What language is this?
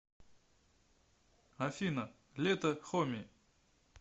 Russian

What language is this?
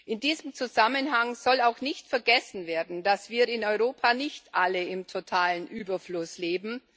German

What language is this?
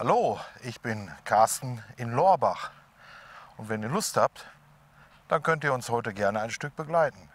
German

